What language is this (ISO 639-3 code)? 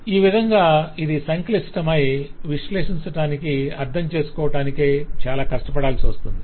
tel